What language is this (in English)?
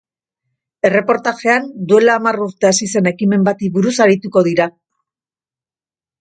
Basque